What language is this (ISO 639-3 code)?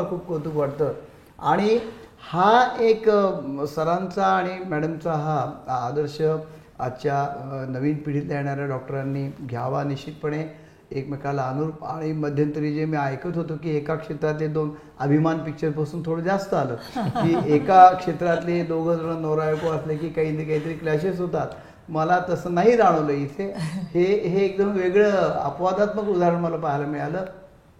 mar